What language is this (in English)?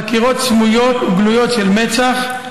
Hebrew